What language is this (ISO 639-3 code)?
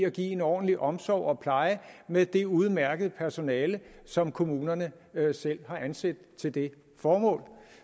dan